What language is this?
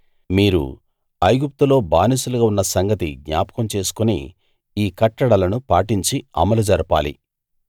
Telugu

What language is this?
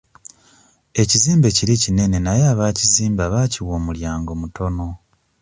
Ganda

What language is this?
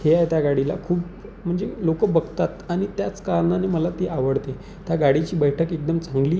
Marathi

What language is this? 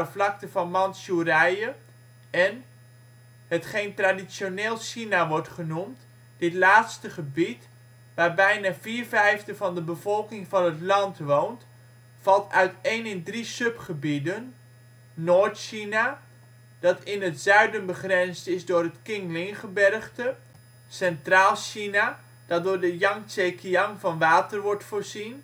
Dutch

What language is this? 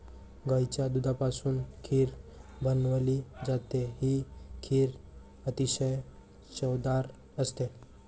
Marathi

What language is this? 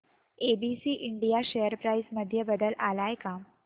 Marathi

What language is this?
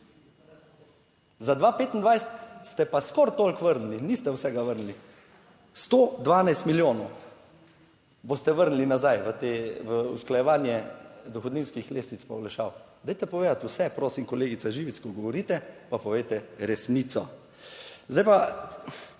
Slovenian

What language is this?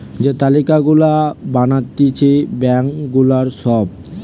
Bangla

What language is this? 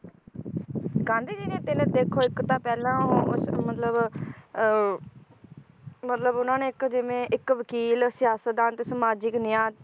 Punjabi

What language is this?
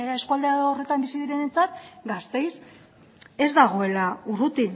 Basque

